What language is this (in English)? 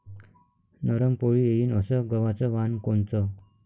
Marathi